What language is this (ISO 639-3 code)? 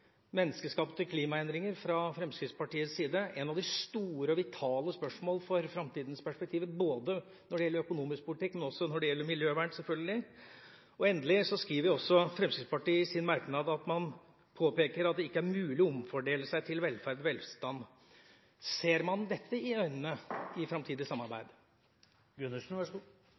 nob